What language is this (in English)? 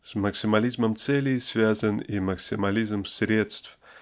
Russian